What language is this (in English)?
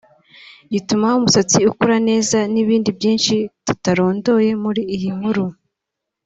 Kinyarwanda